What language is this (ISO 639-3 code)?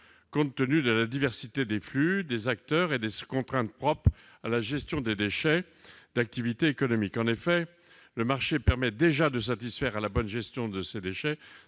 fra